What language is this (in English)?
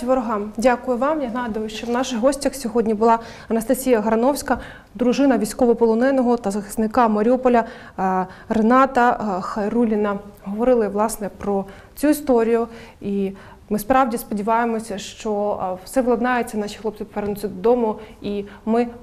Ukrainian